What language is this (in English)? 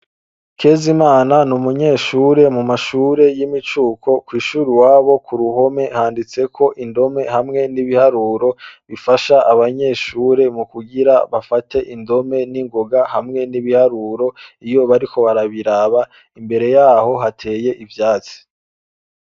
Rundi